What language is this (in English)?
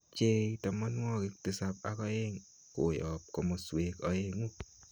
Kalenjin